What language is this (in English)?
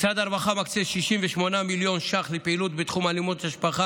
Hebrew